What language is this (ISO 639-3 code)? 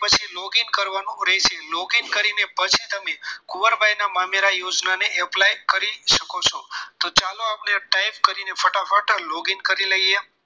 guj